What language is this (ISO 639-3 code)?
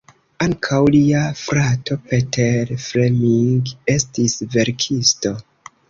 epo